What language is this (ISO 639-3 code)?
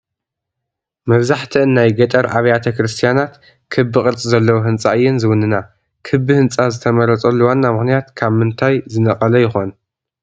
tir